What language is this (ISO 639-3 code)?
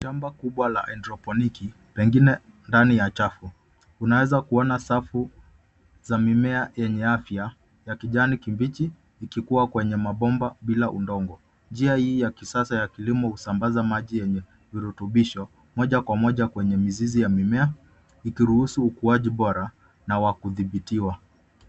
swa